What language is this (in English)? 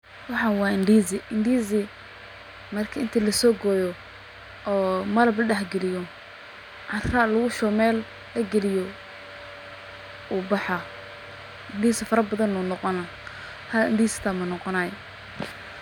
Somali